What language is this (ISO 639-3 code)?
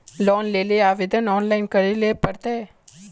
mag